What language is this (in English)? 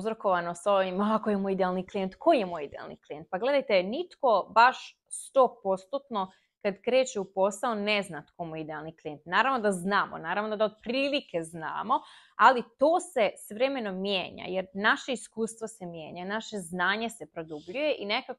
Croatian